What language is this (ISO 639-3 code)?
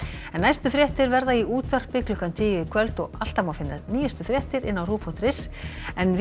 isl